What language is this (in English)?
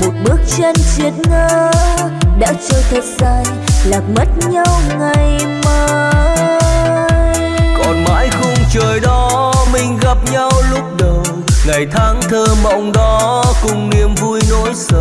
Vietnamese